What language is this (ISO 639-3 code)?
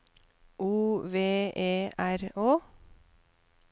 nor